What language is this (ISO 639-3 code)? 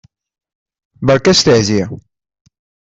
kab